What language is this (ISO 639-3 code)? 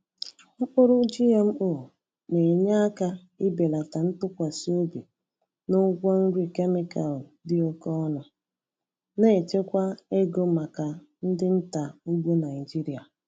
ibo